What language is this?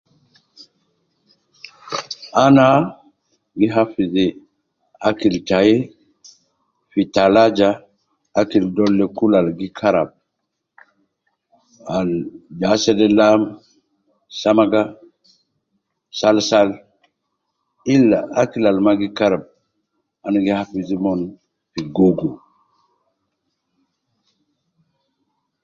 Nubi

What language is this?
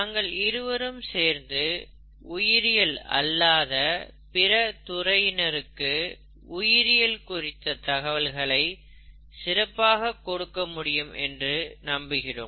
Tamil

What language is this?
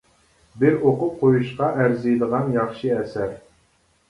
Uyghur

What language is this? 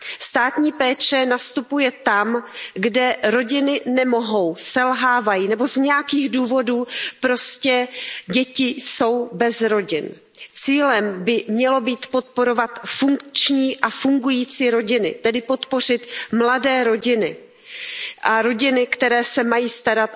Czech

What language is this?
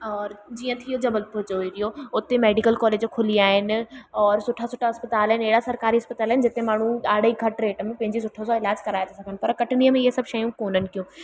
Sindhi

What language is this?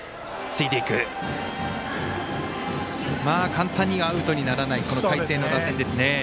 Japanese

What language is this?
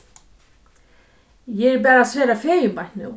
Faroese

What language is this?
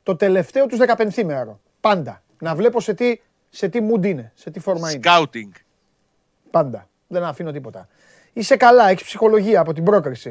Greek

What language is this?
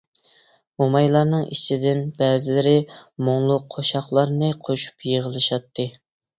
Uyghur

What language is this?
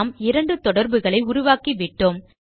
Tamil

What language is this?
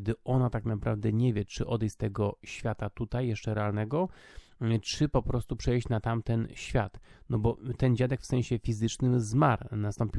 Polish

